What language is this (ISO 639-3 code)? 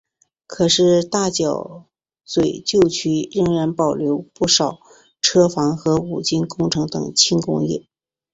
zho